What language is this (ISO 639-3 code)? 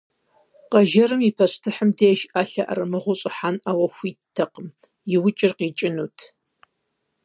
kbd